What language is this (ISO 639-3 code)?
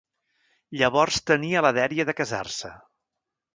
cat